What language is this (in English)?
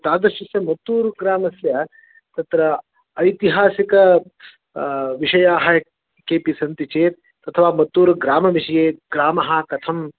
Sanskrit